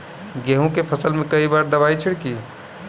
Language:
Bhojpuri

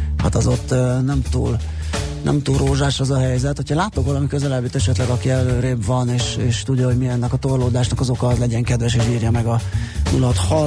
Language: Hungarian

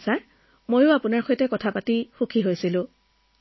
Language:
Assamese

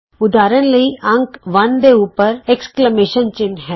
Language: Punjabi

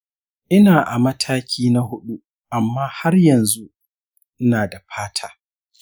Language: Hausa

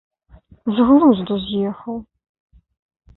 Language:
Belarusian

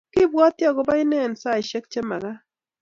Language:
Kalenjin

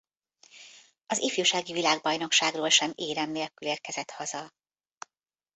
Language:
Hungarian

